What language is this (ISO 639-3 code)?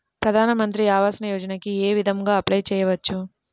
tel